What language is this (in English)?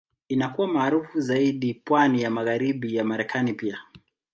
Swahili